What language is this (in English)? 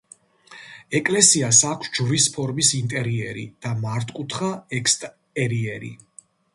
Georgian